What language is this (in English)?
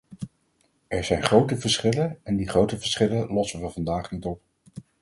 Dutch